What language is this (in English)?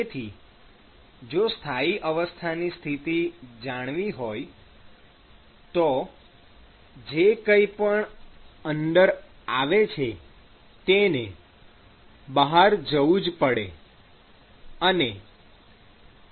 Gujarati